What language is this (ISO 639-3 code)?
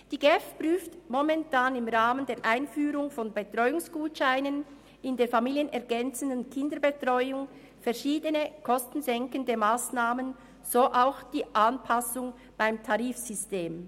gsw